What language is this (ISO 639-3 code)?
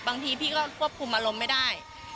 tha